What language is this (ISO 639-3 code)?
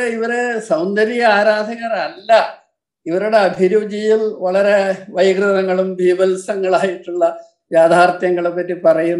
mal